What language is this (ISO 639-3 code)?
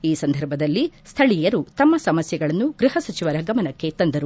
kan